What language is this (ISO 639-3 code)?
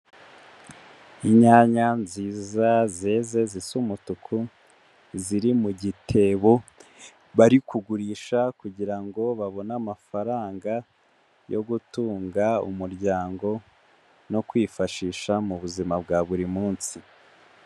kin